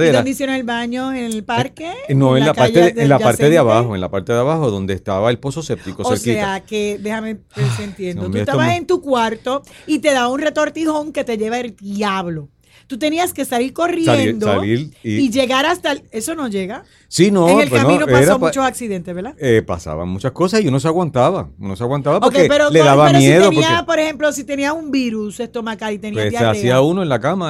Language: Spanish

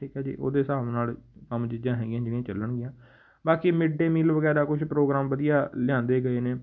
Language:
Punjabi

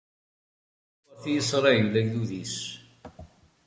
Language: Kabyle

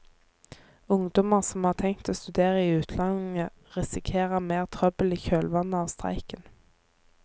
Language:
Norwegian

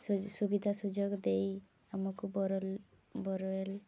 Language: Odia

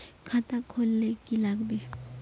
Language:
Magahi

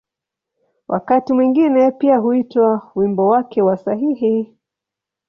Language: Swahili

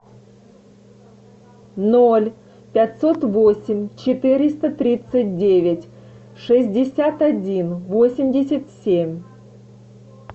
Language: Russian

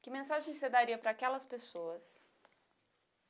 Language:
Portuguese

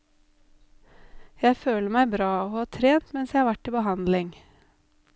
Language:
Norwegian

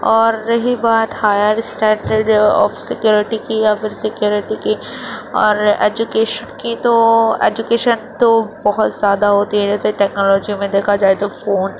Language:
Urdu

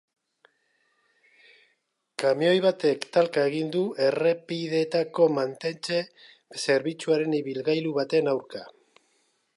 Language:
Basque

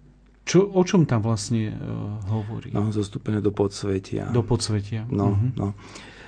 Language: Slovak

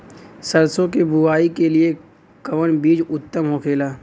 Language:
Bhojpuri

